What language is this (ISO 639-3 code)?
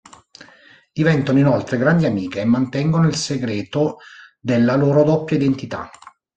ita